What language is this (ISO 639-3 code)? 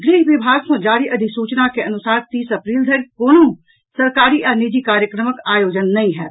mai